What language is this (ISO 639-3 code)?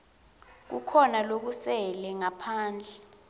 ssw